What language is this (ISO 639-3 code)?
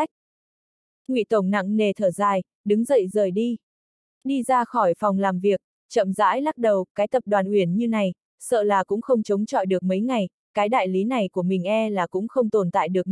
vie